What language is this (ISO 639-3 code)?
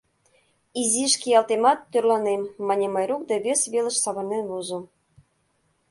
chm